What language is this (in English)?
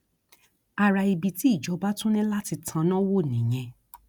Yoruba